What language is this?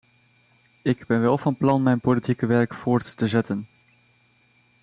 Dutch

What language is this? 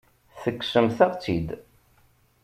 Kabyle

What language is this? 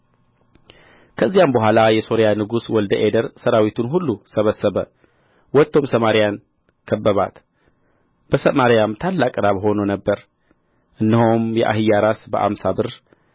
Amharic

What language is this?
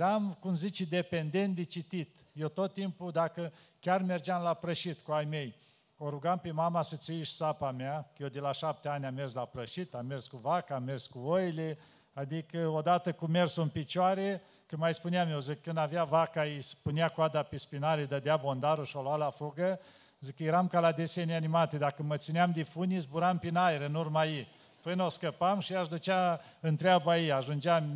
Romanian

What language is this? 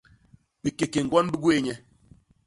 Basaa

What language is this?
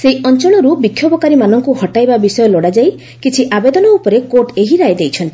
Odia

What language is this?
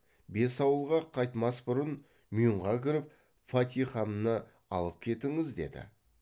Kazakh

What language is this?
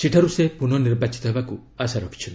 Odia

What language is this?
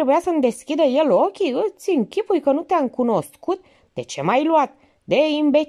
Romanian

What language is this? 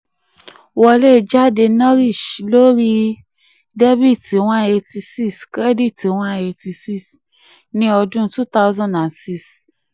Yoruba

